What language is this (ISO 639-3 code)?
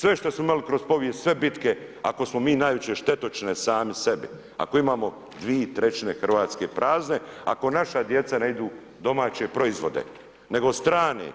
hrv